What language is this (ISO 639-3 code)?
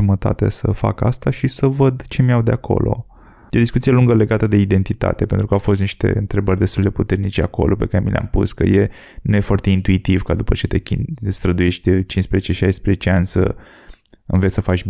ron